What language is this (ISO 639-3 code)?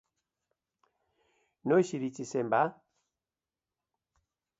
eus